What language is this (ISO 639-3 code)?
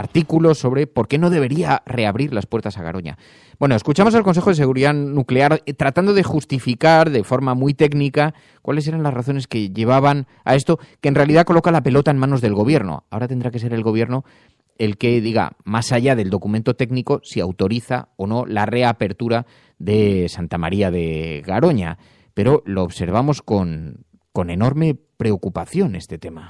spa